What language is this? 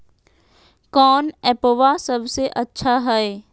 Magahi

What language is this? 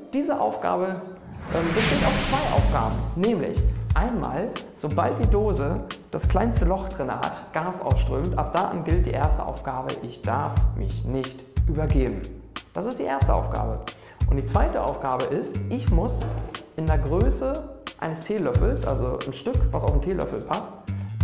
German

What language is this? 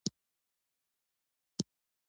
Pashto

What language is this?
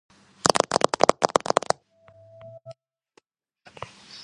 Georgian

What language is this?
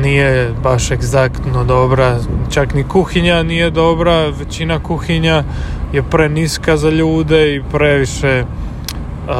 Croatian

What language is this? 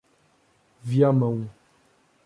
Portuguese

